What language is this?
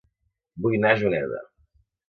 Catalan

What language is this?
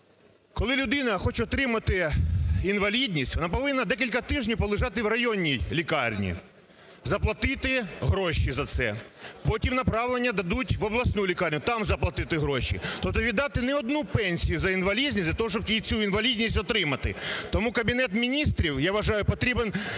Ukrainian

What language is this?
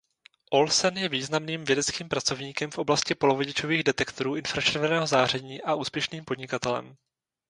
Czech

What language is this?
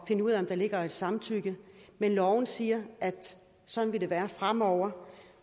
Danish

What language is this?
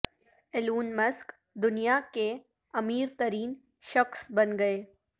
Urdu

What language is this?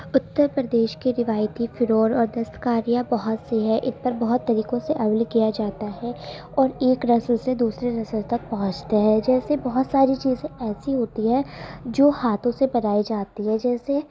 Urdu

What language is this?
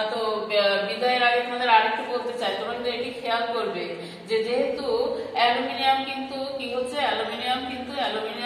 Bangla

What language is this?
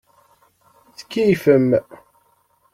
Kabyle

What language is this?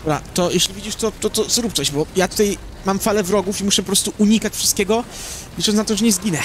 Polish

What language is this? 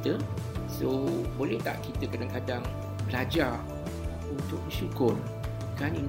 Malay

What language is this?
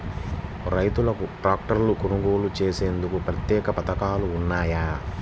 Telugu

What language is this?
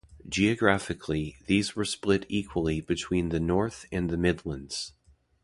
English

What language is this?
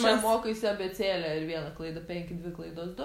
Lithuanian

